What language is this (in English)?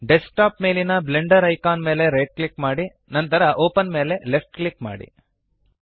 Kannada